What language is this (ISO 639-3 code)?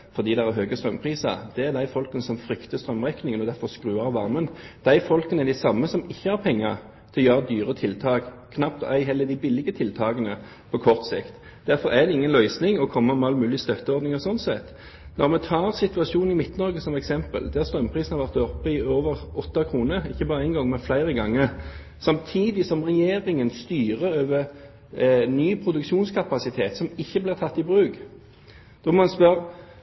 nob